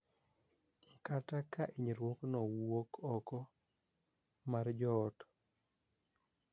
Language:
Luo (Kenya and Tanzania)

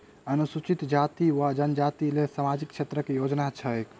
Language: Maithili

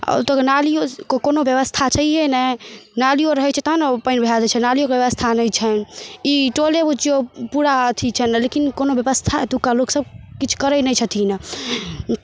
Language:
Maithili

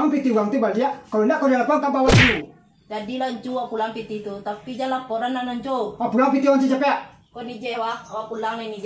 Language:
Indonesian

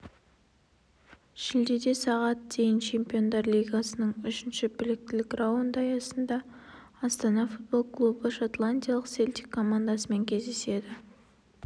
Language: Kazakh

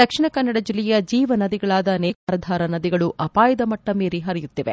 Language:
Kannada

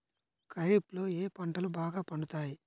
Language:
Telugu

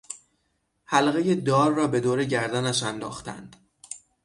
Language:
Persian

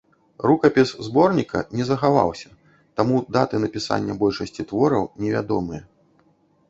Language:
Belarusian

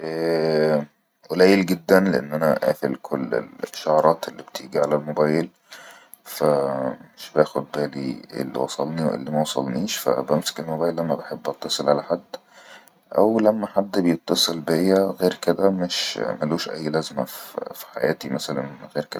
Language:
Egyptian Arabic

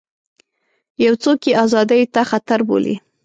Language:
Pashto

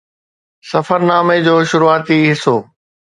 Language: Sindhi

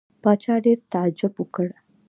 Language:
Pashto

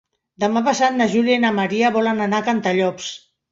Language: Catalan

